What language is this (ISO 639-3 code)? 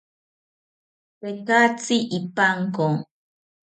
cpy